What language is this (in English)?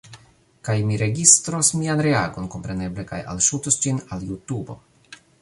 Esperanto